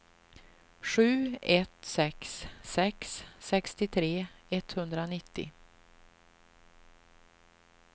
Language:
Swedish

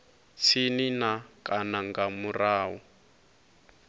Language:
Venda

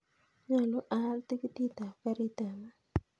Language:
Kalenjin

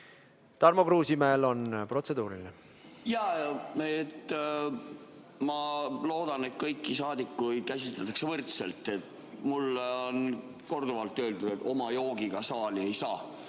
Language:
Estonian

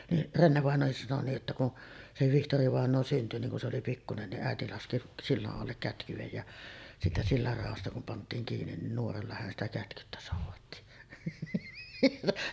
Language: Finnish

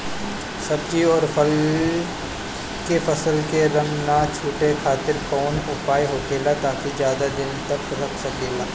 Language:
Bhojpuri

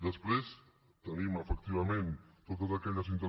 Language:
Catalan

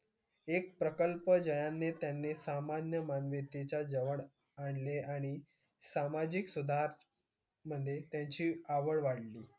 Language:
Marathi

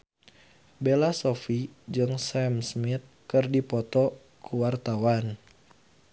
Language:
Sundanese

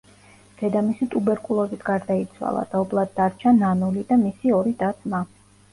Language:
Georgian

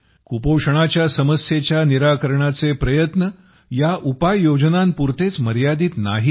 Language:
Marathi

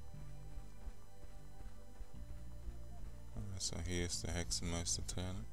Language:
German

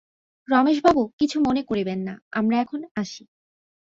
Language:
Bangla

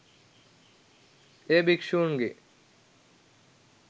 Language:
Sinhala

